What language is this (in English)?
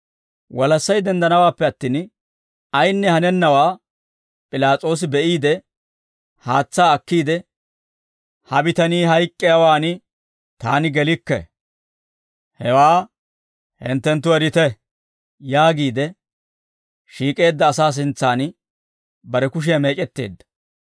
Dawro